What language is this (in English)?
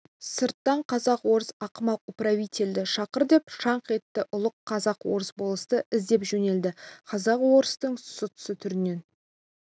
Kazakh